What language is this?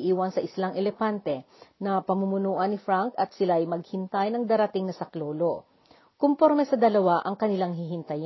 Filipino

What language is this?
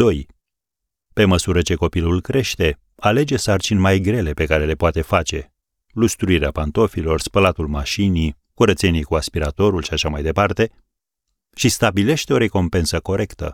Romanian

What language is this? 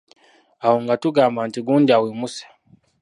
Ganda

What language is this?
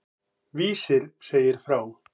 Icelandic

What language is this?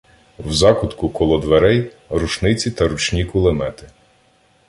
Ukrainian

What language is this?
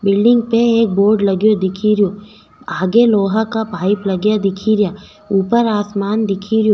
Rajasthani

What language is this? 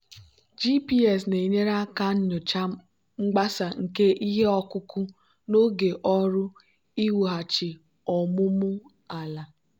Igbo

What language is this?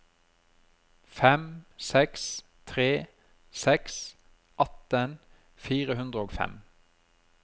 Norwegian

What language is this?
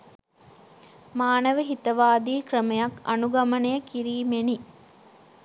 Sinhala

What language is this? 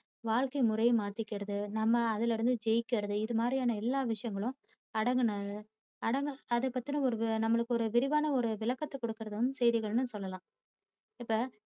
Tamil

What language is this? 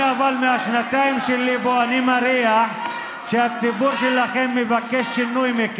Hebrew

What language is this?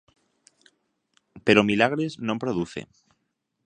Galician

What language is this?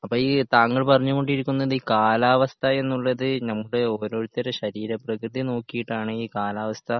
Malayalam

